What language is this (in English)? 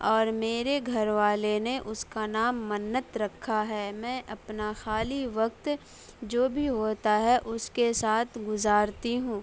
Urdu